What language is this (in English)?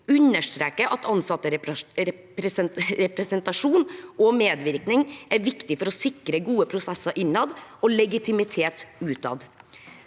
Norwegian